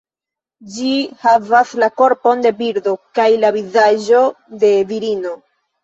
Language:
Esperanto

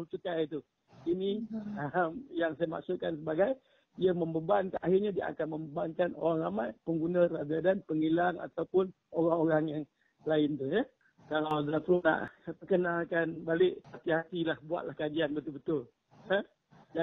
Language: Malay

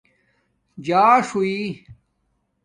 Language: Domaaki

